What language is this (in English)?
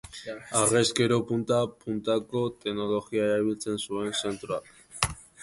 Basque